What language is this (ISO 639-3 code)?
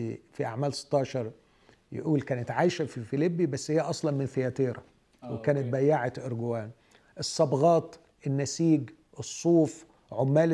ara